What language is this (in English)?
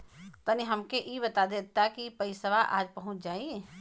Bhojpuri